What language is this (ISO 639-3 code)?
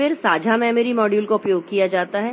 hin